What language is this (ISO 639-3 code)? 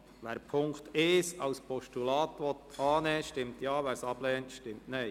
gsw